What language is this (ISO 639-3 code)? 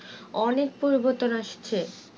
ben